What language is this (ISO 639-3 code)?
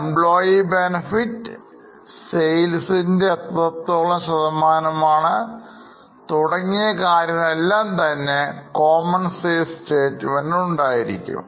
mal